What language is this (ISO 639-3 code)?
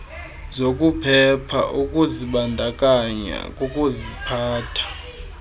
xho